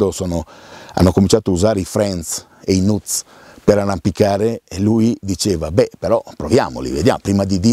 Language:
Italian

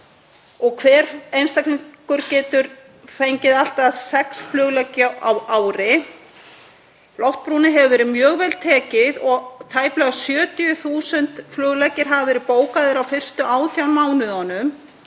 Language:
Icelandic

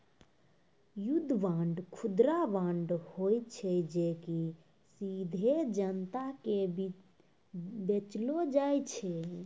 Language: Maithili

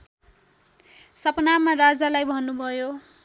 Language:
Nepali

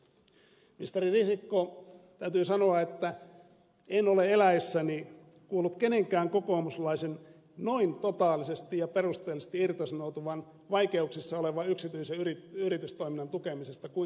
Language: Finnish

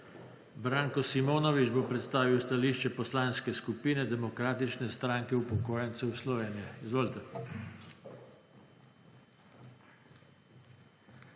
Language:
Slovenian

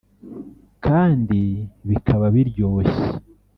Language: Kinyarwanda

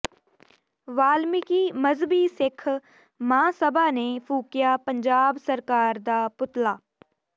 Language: Punjabi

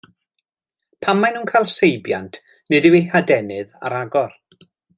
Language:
Welsh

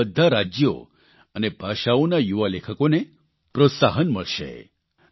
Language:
Gujarati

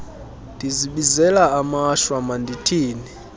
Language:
Xhosa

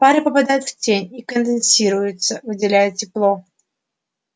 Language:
Russian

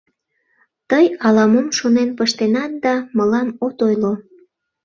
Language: Mari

